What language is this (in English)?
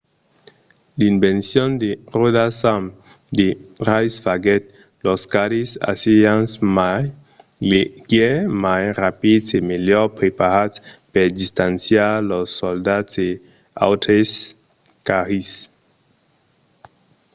Occitan